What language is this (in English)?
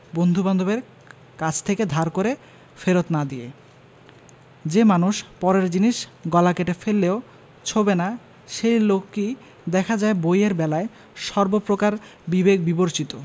Bangla